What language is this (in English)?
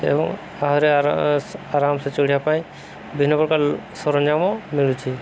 Odia